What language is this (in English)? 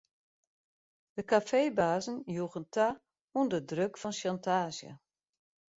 Western Frisian